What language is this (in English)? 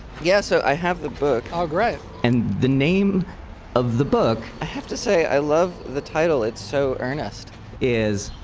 English